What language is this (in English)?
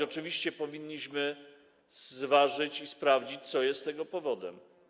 Polish